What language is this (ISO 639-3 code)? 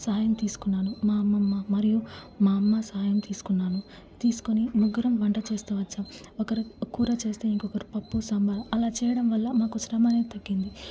tel